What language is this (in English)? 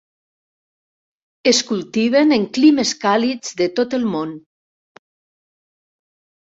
Catalan